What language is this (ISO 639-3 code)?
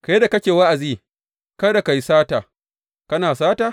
hau